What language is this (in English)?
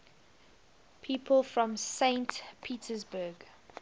English